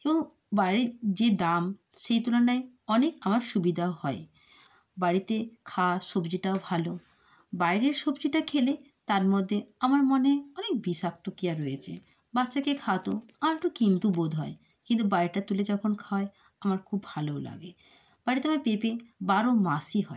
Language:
Bangla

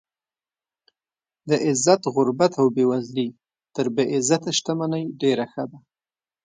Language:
Pashto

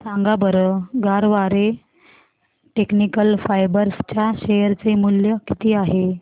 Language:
Marathi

